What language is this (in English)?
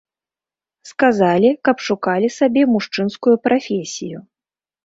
Belarusian